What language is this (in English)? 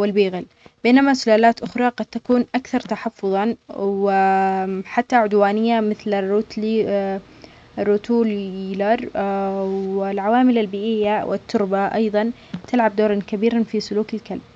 Omani Arabic